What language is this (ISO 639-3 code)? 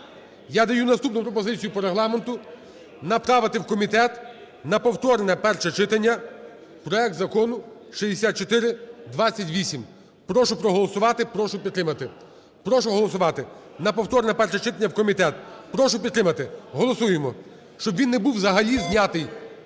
ukr